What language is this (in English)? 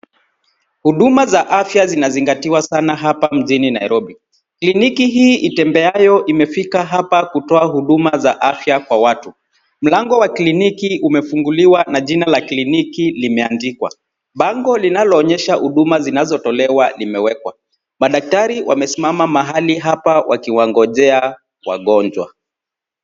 Swahili